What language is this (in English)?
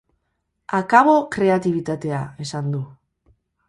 Basque